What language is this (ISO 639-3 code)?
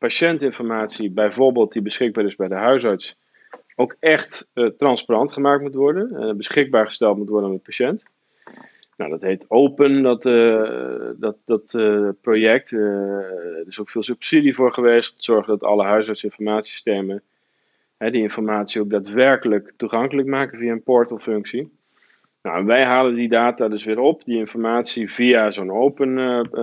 nld